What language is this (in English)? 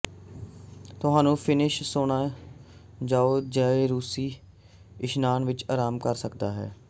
Punjabi